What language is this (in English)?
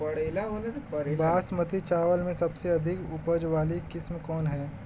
Bhojpuri